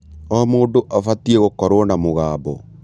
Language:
Kikuyu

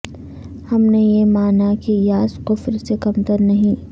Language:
Urdu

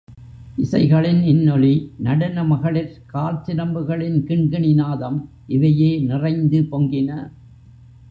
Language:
Tamil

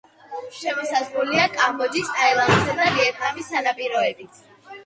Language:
Georgian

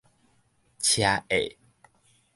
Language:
Min Nan Chinese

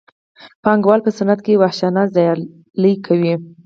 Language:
Pashto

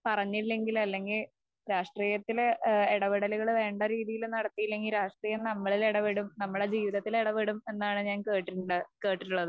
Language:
Malayalam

